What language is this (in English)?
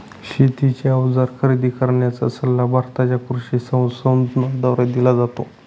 Marathi